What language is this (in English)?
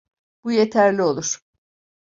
Turkish